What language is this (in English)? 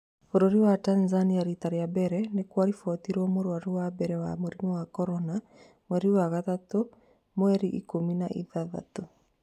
Kikuyu